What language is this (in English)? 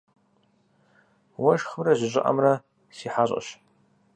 Kabardian